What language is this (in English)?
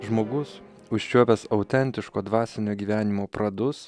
Lithuanian